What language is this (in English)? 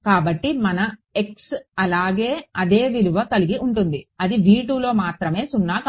Telugu